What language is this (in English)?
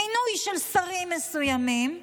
Hebrew